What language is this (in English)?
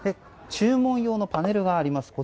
Japanese